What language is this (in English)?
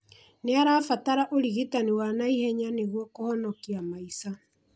Kikuyu